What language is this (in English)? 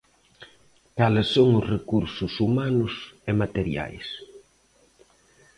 Galician